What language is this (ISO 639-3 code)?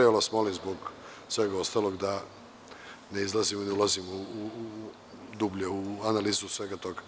srp